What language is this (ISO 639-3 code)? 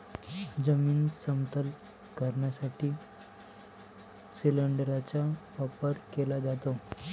mar